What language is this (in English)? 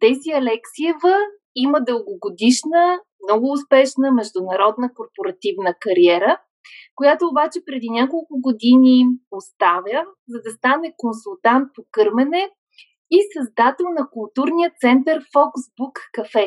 Bulgarian